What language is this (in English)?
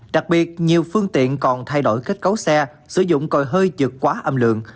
Vietnamese